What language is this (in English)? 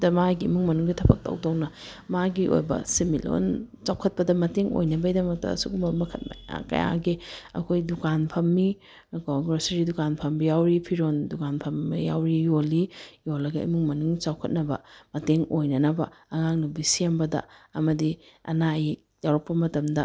Manipuri